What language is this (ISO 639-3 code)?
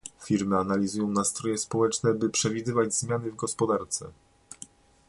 pol